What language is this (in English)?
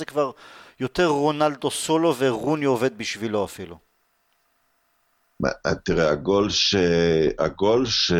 Hebrew